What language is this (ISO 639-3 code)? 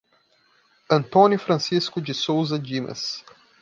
por